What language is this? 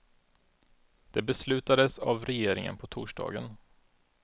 Swedish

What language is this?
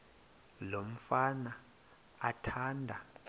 Xhosa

